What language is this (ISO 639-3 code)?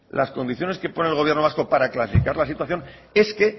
spa